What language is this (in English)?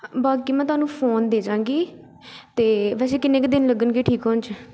Punjabi